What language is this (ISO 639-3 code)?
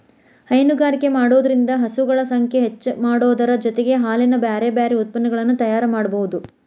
kan